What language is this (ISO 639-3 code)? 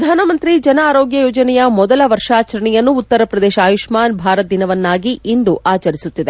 kan